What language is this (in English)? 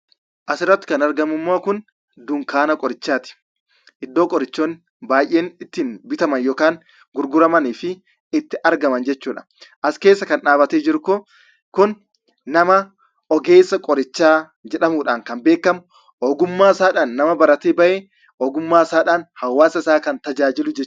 Oromo